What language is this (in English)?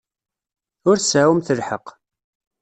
Kabyle